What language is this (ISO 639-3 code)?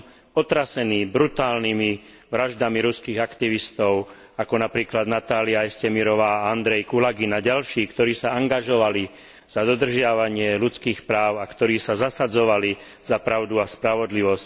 slk